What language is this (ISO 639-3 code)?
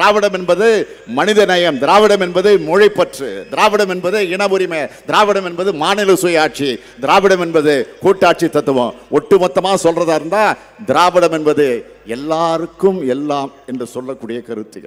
kor